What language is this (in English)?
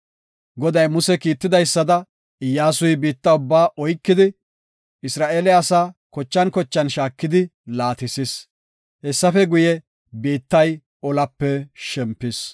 Gofa